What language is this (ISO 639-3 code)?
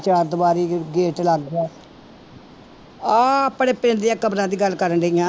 pan